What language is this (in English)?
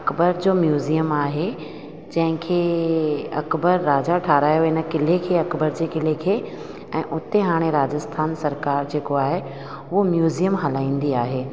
Sindhi